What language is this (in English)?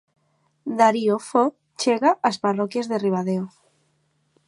Galician